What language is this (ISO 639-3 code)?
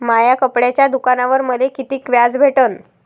mar